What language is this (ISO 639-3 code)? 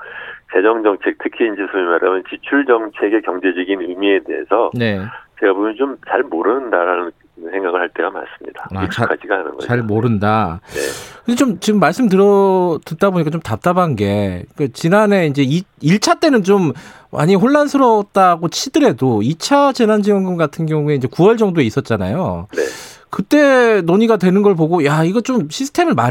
kor